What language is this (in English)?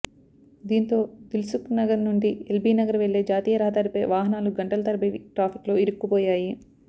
Telugu